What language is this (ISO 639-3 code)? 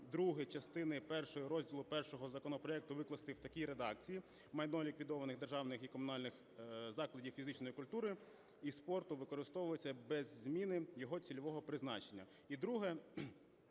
ukr